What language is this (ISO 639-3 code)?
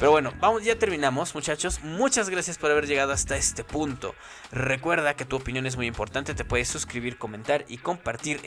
spa